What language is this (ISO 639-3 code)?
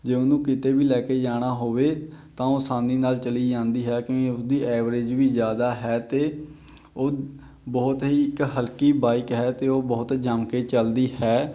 pan